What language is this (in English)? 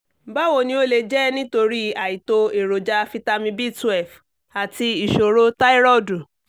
Yoruba